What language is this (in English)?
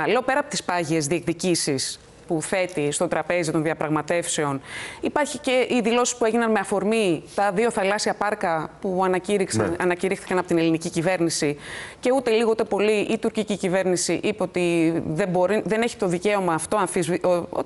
Greek